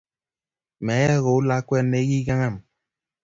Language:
Kalenjin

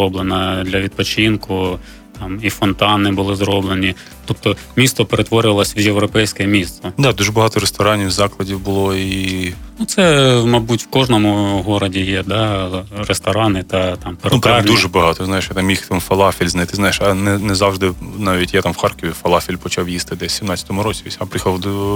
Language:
Ukrainian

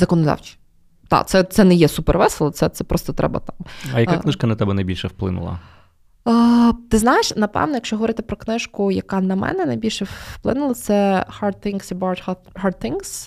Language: Ukrainian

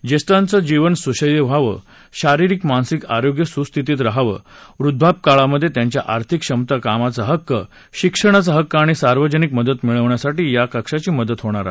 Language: Marathi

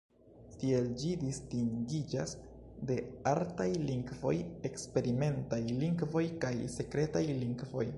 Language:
Esperanto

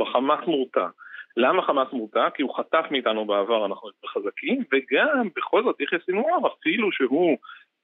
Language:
Hebrew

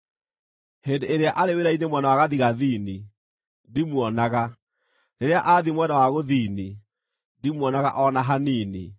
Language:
Kikuyu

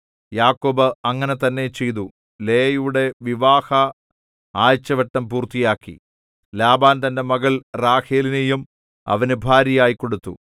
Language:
Malayalam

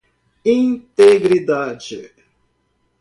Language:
Portuguese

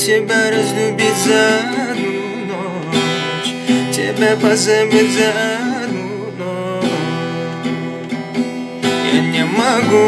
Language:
Russian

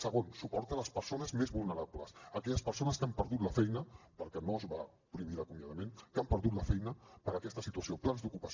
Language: Catalan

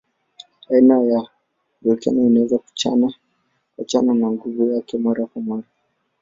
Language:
Swahili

